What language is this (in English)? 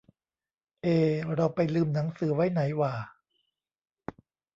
Thai